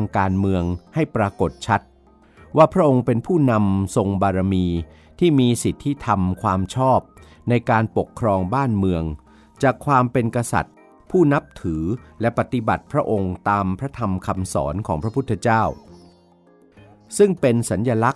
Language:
Thai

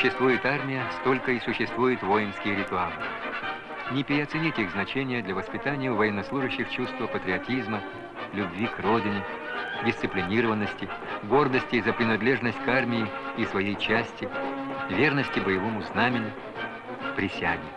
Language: Russian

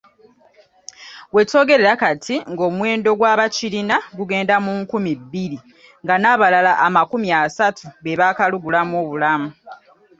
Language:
Ganda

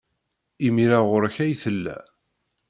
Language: Kabyle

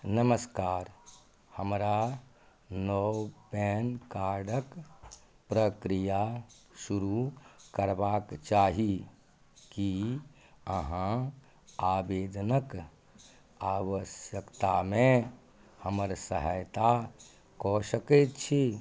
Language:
Maithili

